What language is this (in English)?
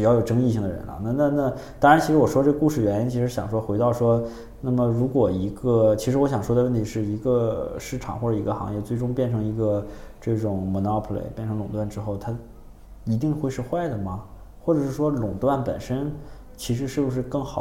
Chinese